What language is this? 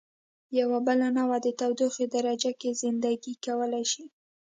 Pashto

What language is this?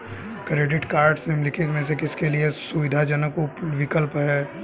Hindi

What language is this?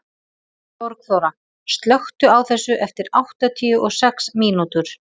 Icelandic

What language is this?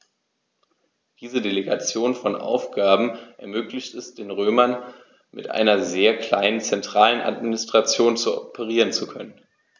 German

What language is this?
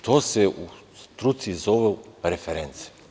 Serbian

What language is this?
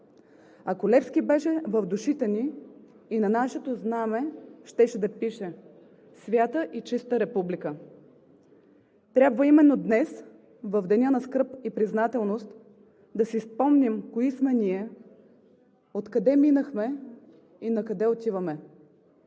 Bulgarian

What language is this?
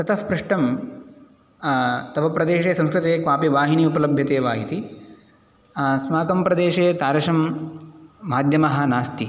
Sanskrit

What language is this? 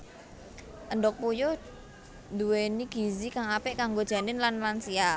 Javanese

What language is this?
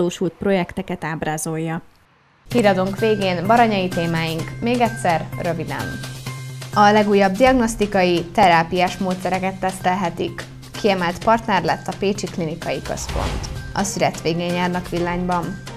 Hungarian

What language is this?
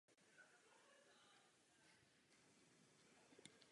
Czech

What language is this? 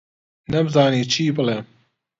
Central Kurdish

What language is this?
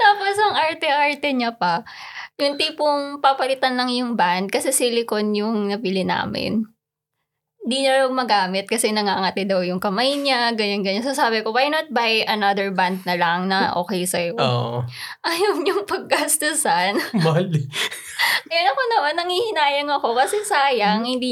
Filipino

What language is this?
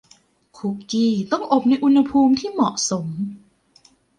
Thai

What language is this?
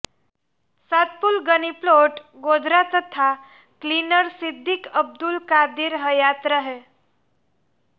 Gujarati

